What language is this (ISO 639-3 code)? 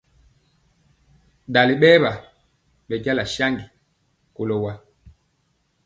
mcx